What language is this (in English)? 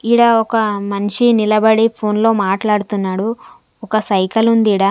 Telugu